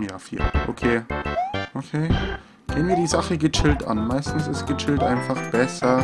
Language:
German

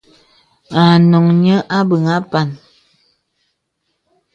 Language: Bebele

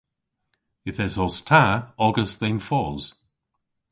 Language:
Cornish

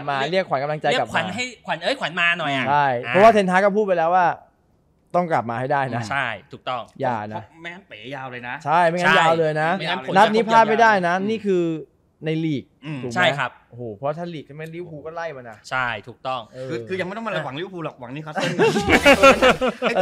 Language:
Thai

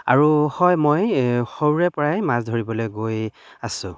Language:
Assamese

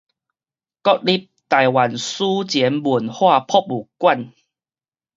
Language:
Min Nan Chinese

